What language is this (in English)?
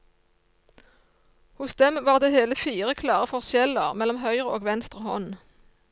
Norwegian